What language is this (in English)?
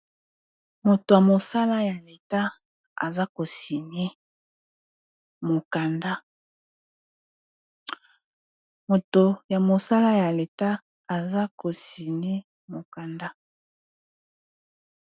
Lingala